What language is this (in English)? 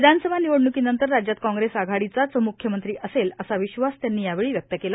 Marathi